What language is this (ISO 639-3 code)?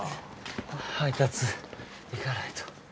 jpn